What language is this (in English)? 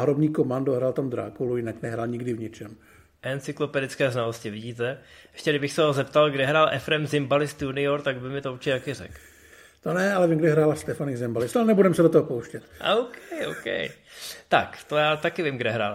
Czech